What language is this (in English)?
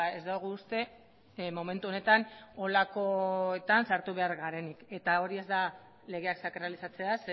Basque